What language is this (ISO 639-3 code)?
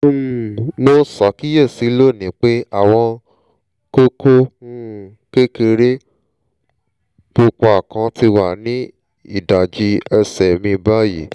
yor